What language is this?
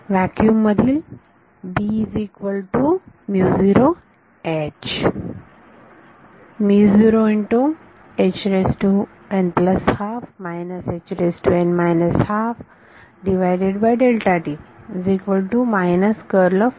Marathi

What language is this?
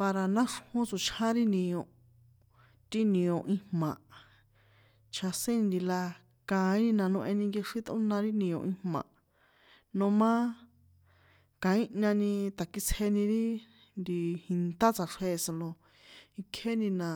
San Juan Atzingo Popoloca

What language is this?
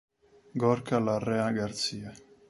Italian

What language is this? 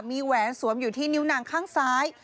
Thai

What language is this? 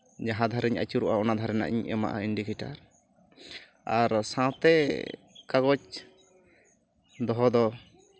Santali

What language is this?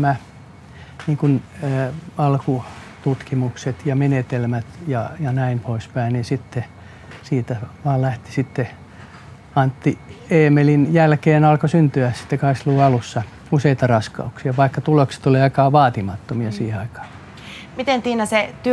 Finnish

